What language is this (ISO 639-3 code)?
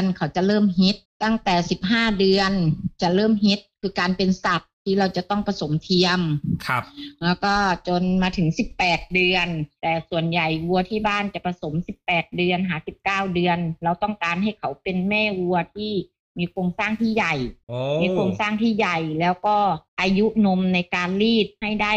tha